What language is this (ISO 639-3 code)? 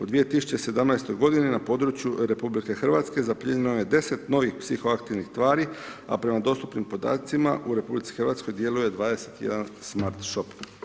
hrv